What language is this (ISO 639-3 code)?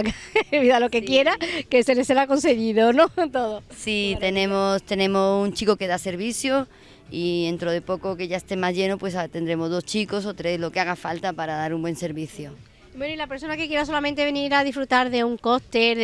spa